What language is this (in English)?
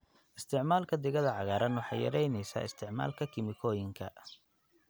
Somali